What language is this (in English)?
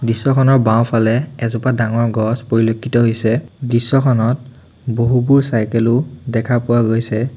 Assamese